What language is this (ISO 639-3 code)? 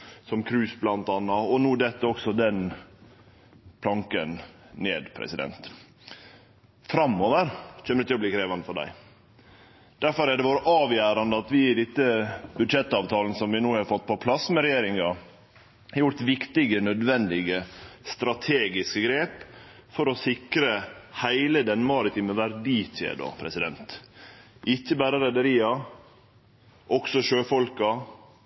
nno